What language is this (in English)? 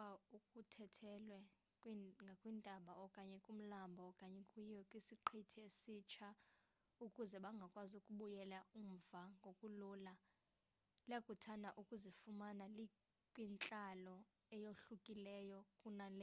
Xhosa